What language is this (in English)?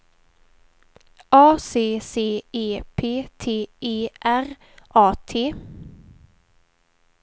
Swedish